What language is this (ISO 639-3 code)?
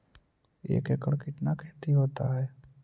mag